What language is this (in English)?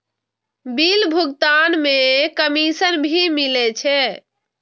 Maithili